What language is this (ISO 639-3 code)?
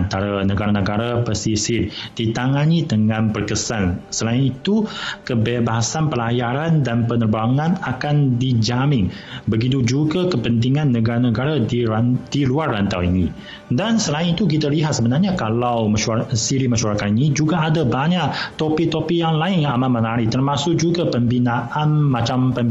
msa